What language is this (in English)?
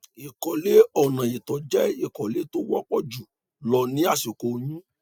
Yoruba